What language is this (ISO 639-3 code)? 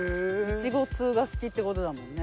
jpn